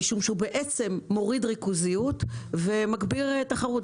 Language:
Hebrew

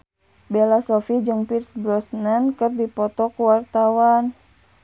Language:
Sundanese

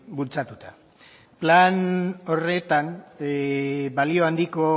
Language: Basque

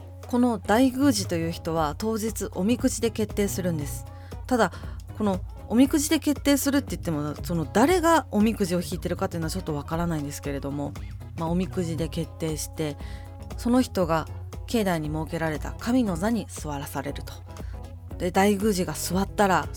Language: Japanese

